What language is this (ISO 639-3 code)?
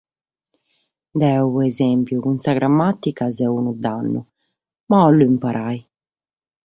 srd